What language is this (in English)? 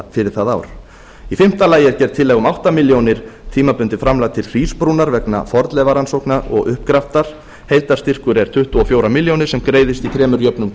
Icelandic